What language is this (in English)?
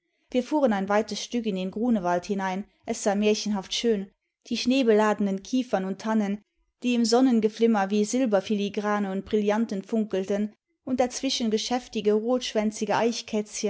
German